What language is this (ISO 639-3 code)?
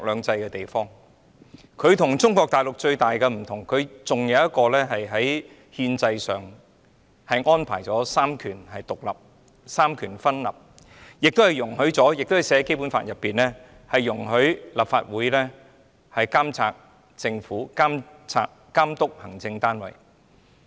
yue